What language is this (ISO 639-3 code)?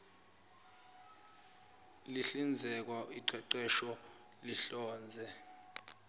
zul